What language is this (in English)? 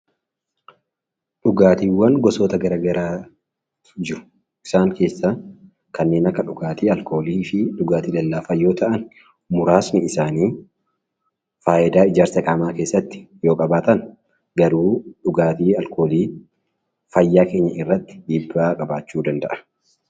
Oromo